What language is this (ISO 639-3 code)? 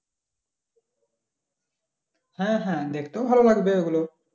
ben